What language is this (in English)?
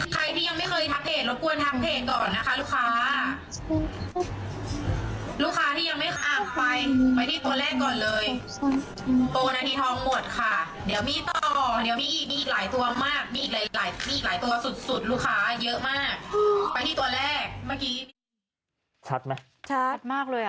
Thai